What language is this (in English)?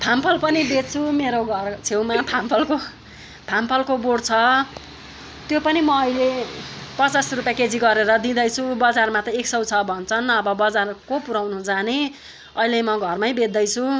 Nepali